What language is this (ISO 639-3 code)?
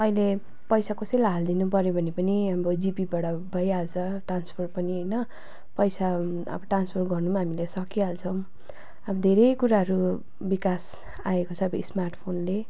nep